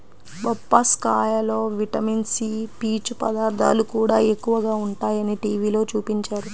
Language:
Telugu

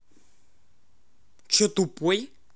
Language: Russian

